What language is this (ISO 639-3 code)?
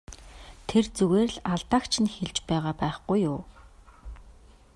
mon